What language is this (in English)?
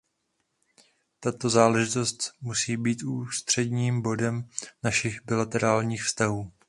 Czech